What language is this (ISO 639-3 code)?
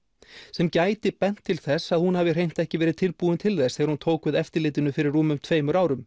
isl